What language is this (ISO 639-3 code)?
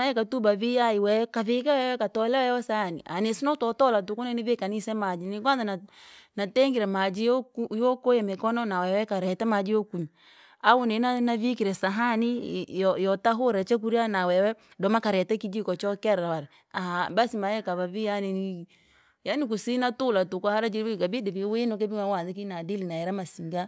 lag